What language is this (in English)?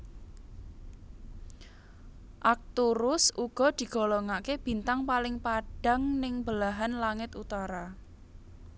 Javanese